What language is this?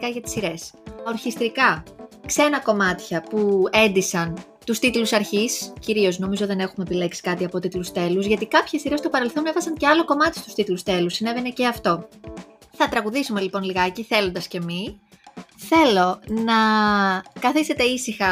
Greek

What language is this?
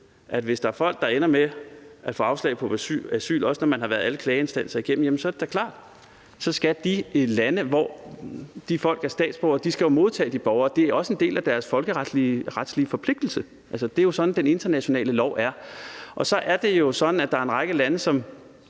Danish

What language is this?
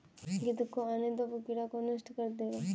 Hindi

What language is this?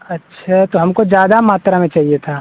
Hindi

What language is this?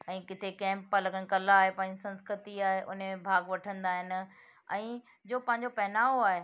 Sindhi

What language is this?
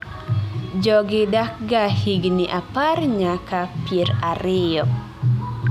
Luo (Kenya and Tanzania)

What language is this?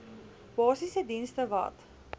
Afrikaans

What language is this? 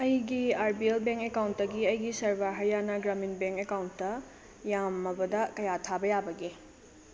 Manipuri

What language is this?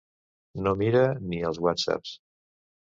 Catalan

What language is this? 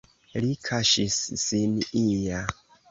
Esperanto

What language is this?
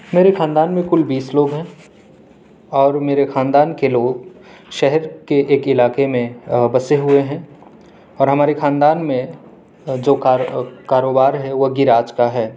Urdu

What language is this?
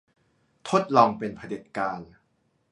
Thai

